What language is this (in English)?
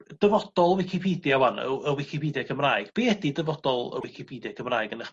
Welsh